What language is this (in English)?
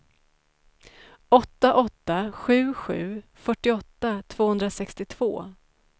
Swedish